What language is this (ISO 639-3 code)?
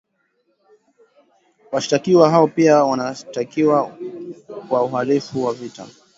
swa